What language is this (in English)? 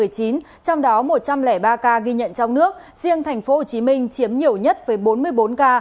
Vietnamese